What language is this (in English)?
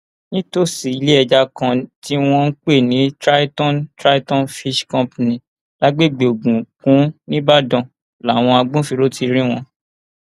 Yoruba